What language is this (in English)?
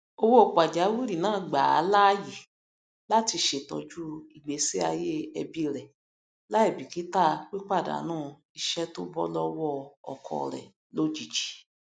Yoruba